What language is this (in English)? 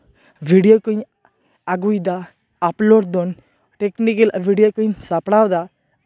Santali